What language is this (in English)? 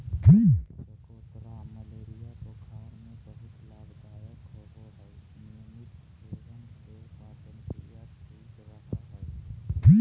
Magahi